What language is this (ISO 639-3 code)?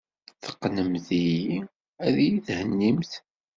kab